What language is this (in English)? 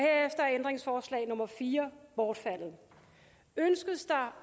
Danish